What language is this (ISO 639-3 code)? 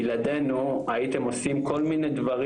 heb